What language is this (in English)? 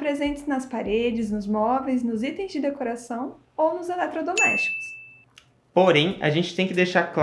Portuguese